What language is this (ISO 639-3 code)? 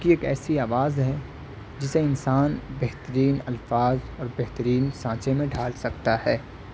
urd